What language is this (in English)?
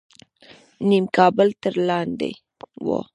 Pashto